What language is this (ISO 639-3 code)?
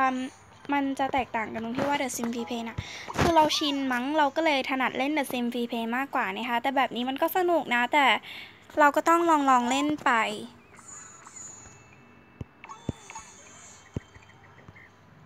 tha